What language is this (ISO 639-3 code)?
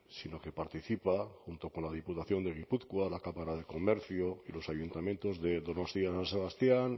spa